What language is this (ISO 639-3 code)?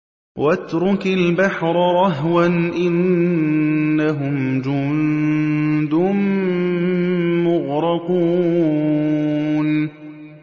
ara